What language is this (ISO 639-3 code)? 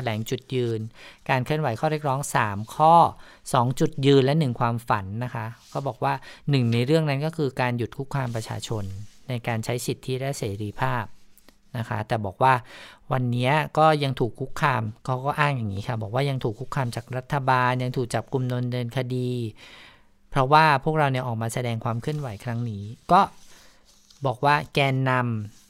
tha